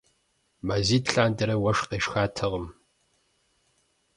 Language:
Kabardian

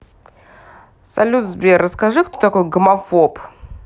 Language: Russian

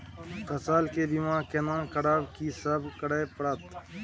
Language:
Maithili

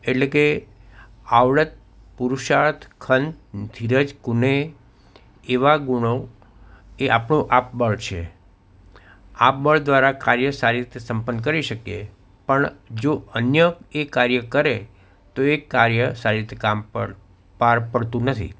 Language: Gujarati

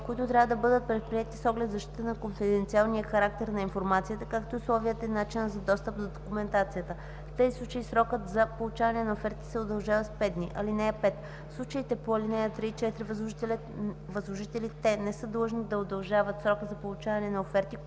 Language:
Bulgarian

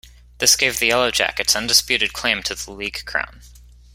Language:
English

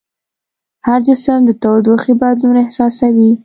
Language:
Pashto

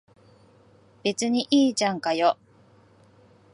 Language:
Japanese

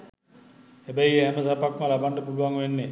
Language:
Sinhala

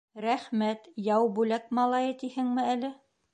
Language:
Bashkir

